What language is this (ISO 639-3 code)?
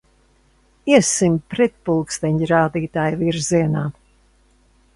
lav